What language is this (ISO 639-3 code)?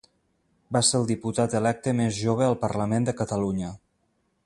cat